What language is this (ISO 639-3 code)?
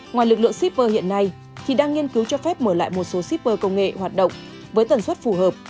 vie